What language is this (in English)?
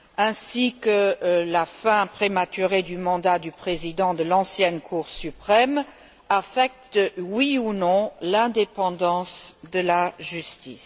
French